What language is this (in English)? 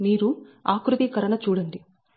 Telugu